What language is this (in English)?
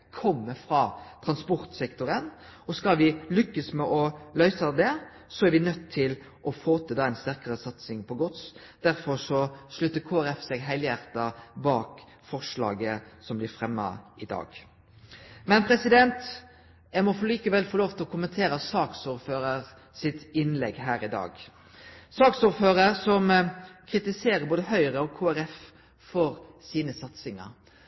Norwegian Nynorsk